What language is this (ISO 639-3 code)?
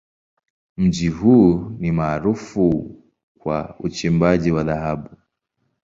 swa